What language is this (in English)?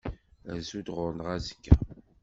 Kabyle